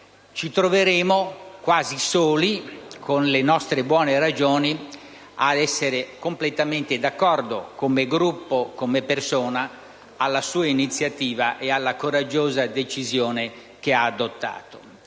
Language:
Italian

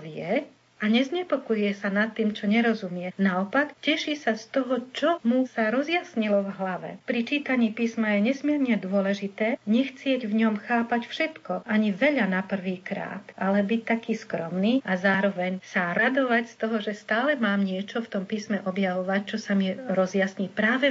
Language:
Slovak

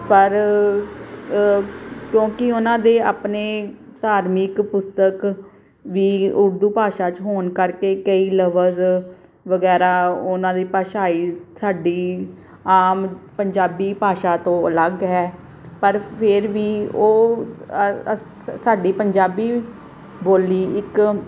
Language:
Punjabi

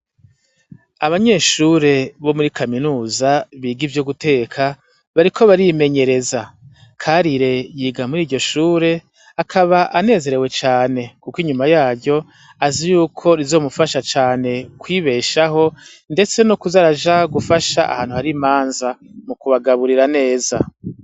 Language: Rundi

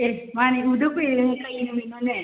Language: Manipuri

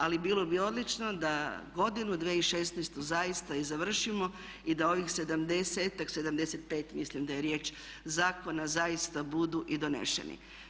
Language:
Croatian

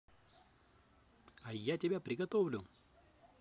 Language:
Russian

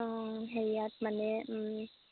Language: Assamese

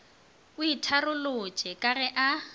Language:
Northern Sotho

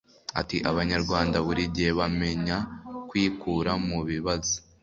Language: Kinyarwanda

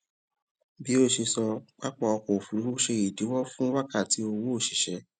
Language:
Yoruba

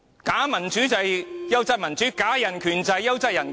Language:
Cantonese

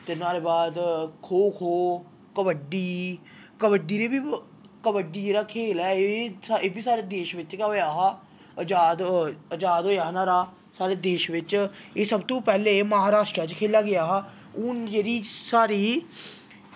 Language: Dogri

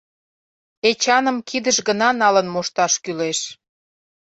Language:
Mari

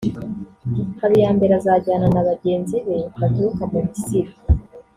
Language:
Kinyarwanda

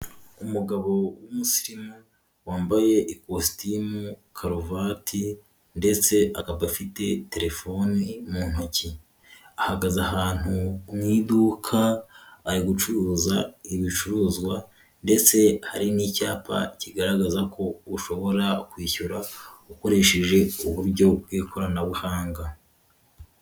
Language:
Kinyarwanda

